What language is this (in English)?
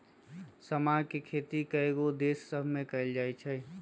Magahi